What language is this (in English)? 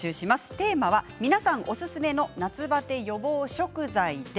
Japanese